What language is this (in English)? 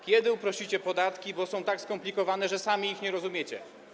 Polish